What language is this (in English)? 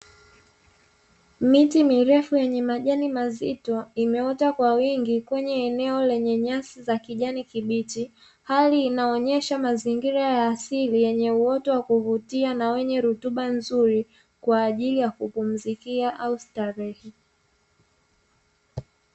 Swahili